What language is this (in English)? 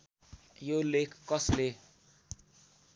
Nepali